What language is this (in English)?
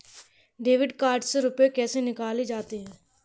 Hindi